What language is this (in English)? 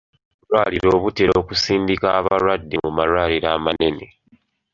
Ganda